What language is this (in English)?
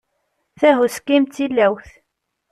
Kabyle